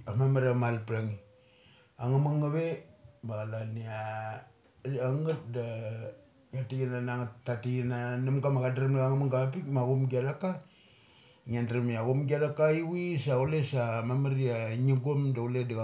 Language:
Mali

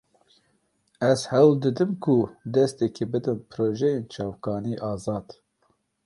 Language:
Kurdish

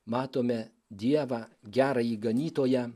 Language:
Lithuanian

